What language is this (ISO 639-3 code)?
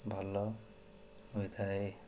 ori